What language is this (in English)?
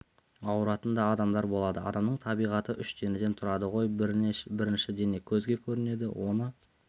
Kazakh